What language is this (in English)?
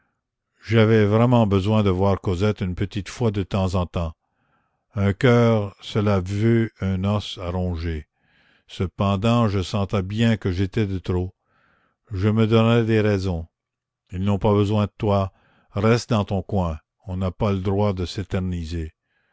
French